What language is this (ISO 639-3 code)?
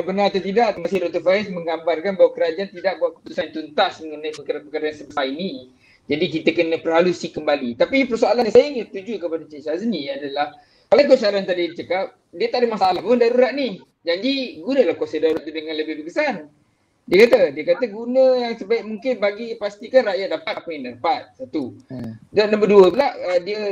msa